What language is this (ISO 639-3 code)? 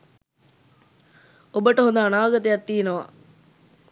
sin